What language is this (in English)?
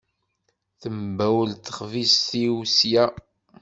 Kabyle